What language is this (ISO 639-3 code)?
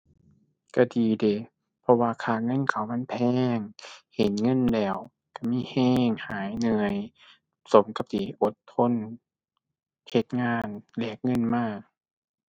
tha